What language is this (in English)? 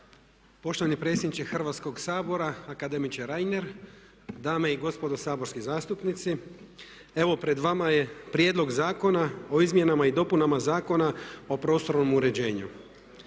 Croatian